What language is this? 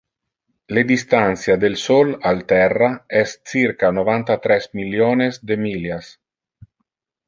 Interlingua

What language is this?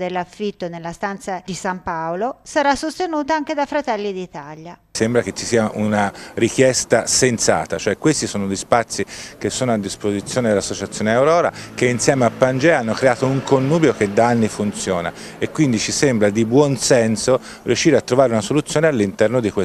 Italian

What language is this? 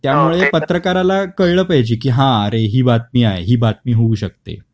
Marathi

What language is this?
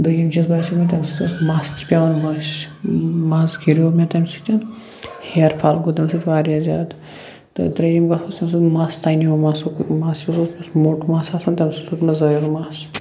Kashmiri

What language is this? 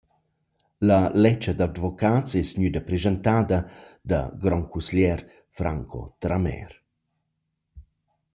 Romansh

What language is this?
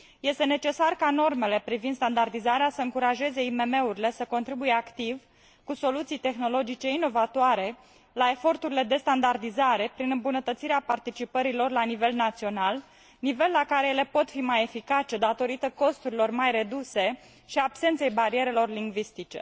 Romanian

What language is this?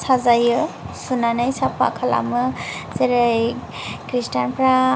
Bodo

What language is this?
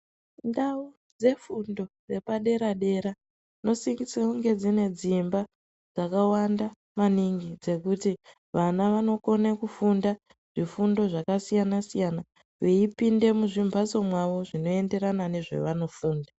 Ndau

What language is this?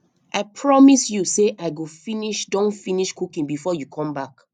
Nigerian Pidgin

